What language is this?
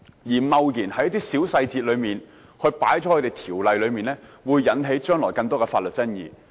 Cantonese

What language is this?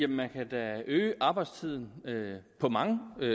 Danish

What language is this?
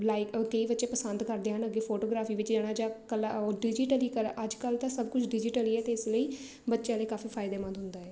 Punjabi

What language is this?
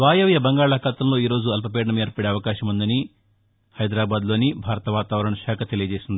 Telugu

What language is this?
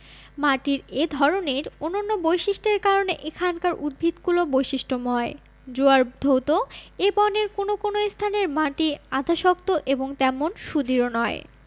Bangla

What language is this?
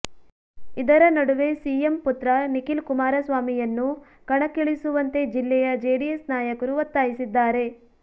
Kannada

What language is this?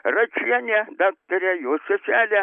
Lithuanian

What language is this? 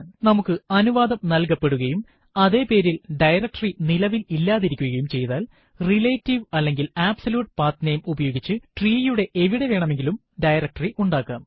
Malayalam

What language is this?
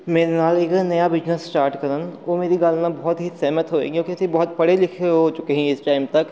Punjabi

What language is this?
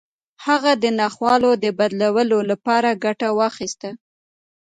Pashto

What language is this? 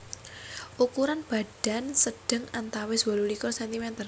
Javanese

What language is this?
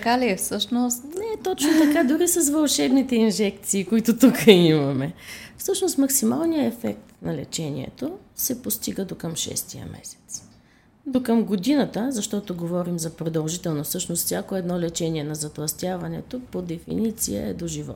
Bulgarian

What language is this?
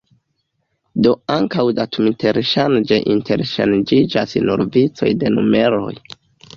Esperanto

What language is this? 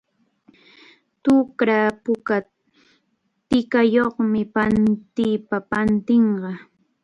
Arequipa-La Unión Quechua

